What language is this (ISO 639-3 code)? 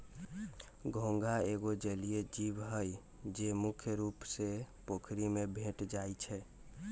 mag